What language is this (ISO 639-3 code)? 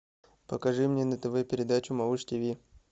rus